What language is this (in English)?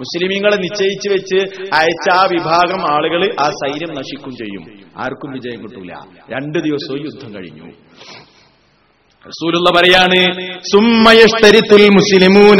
Malayalam